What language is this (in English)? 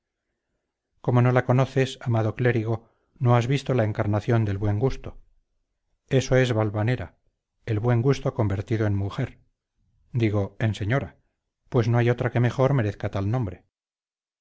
Spanish